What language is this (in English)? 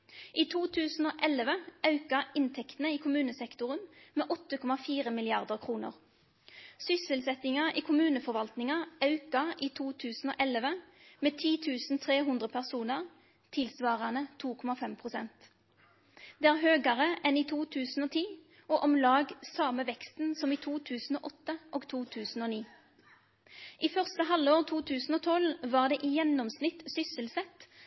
Norwegian Nynorsk